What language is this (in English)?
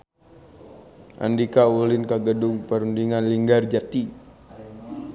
Sundanese